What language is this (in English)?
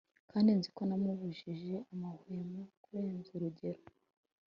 Kinyarwanda